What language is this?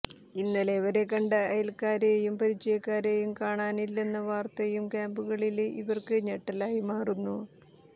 Malayalam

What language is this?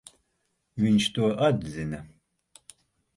Latvian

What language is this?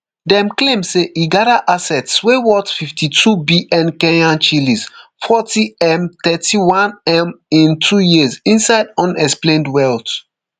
Nigerian Pidgin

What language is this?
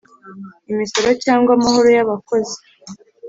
Kinyarwanda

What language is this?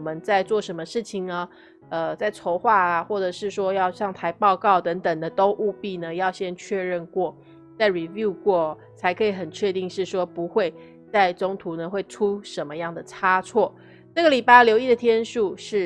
Chinese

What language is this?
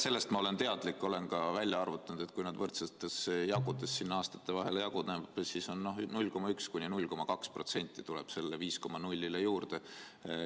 Estonian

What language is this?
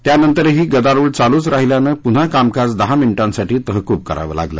Marathi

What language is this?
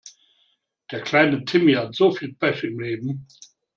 German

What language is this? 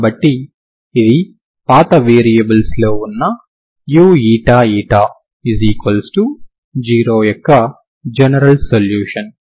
Telugu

